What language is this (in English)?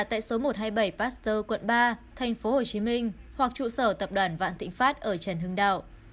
Vietnamese